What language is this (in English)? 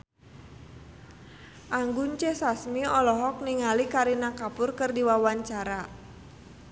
Sundanese